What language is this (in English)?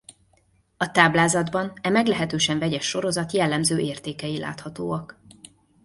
Hungarian